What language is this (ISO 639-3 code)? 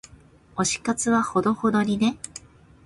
jpn